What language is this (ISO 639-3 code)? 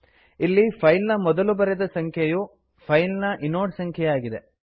kan